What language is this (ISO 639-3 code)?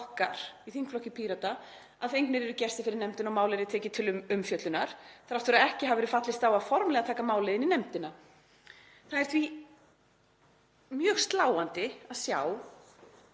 isl